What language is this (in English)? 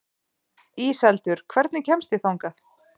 Icelandic